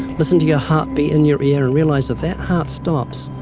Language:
English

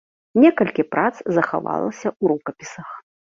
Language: Belarusian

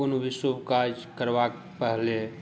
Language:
Maithili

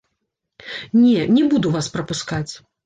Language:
Belarusian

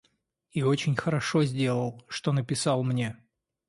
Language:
Russian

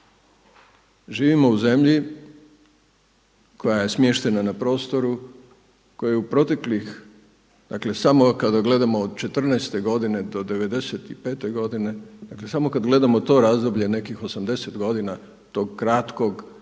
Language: Croatian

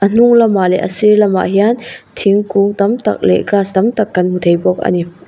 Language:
Mizo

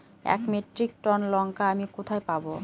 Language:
Bangla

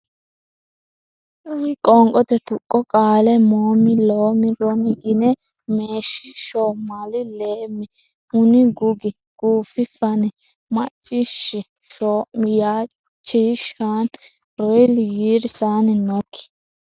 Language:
Sidamo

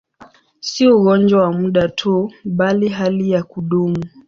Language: Swahili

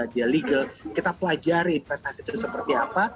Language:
Indonesian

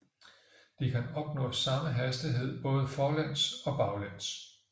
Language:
Danish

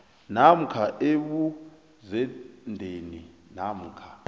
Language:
South Ndebele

